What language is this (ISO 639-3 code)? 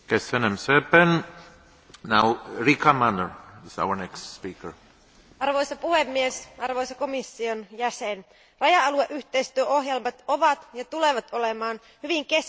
fin